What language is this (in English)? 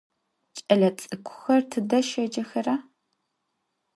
Adyghe